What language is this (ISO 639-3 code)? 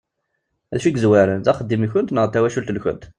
kab